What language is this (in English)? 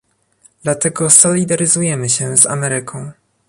Polish